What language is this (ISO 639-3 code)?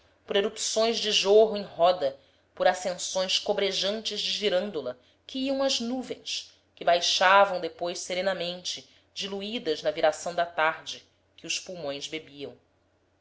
por